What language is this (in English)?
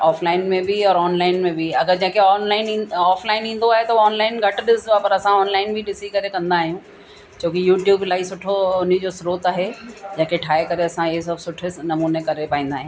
Sindhi